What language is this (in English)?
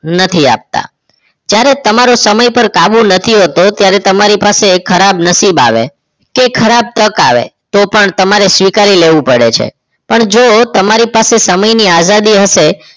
Gujarati